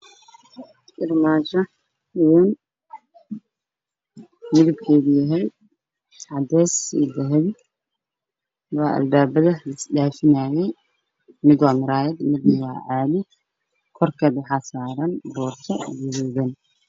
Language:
Somali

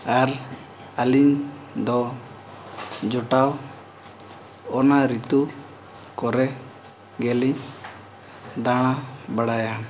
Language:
Santali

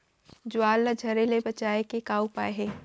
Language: Chhattisgarhi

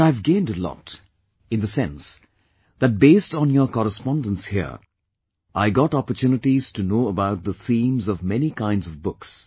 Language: English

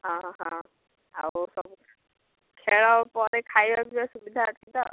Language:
Odia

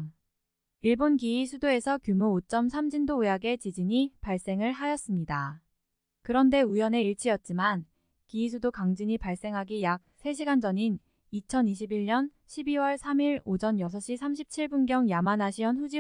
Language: Korean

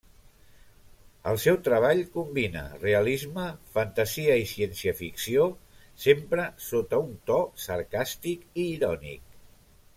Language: Catalan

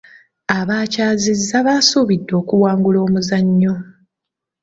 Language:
Ganda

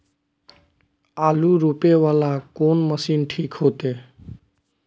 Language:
Maithili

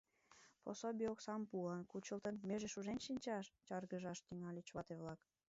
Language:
Mari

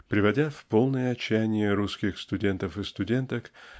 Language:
Russian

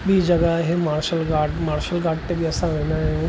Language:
Sindhi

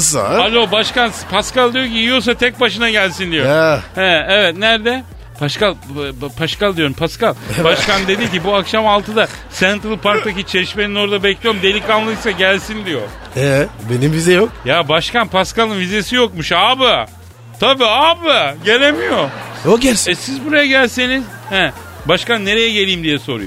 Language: Turkish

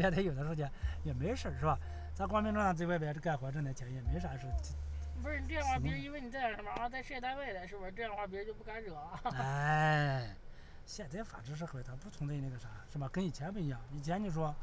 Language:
Chinese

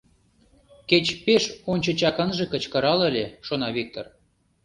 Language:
Mari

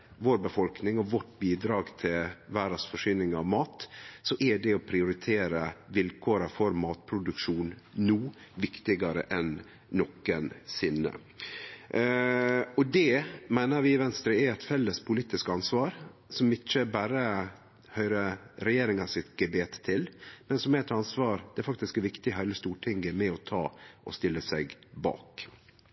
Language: Norwegian Nynorsk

